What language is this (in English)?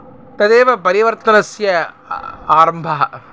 Sanskrit